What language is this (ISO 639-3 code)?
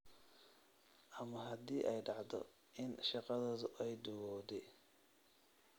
som